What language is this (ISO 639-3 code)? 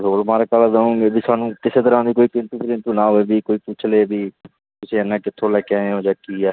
pan